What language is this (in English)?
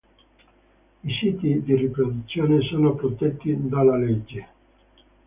Italian